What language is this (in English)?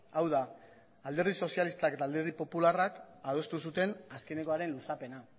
Basque